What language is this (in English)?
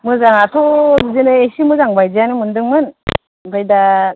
Bodo